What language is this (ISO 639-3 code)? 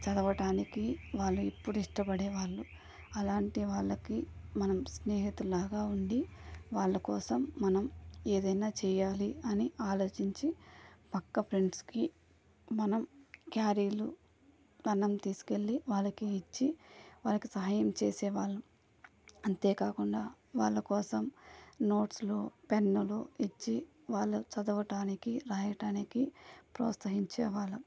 tel